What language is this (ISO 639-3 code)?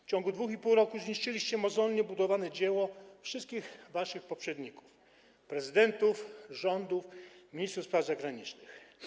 pol